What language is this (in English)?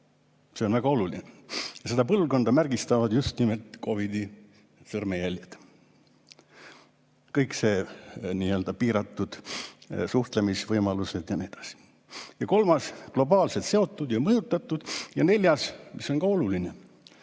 Estonian